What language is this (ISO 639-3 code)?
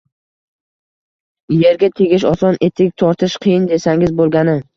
uzb